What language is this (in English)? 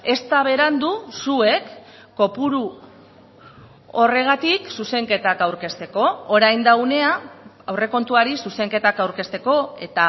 Basque